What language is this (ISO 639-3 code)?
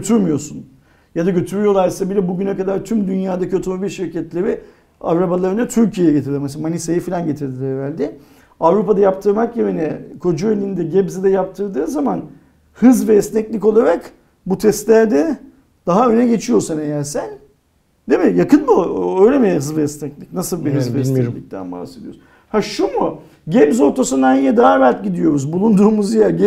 tur